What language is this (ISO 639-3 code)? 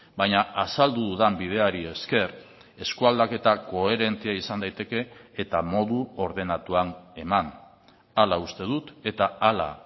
eus